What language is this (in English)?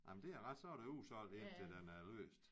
Danish